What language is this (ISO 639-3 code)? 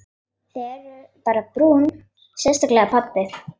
isl